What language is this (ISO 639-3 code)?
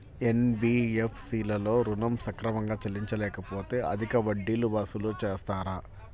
tel